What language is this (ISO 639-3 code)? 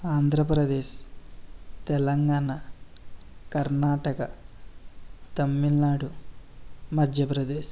tel